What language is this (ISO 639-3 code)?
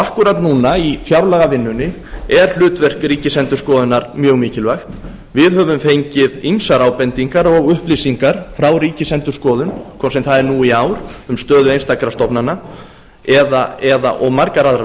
isl